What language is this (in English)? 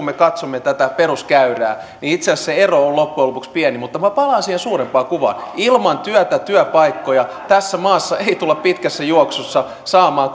Finnish